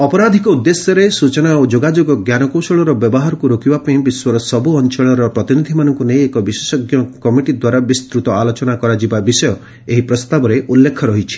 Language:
Odia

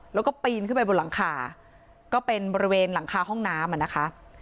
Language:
Thai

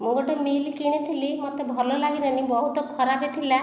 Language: Odia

